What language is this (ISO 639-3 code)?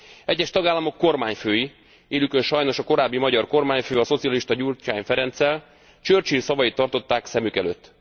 hun